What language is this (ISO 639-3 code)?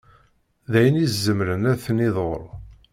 kab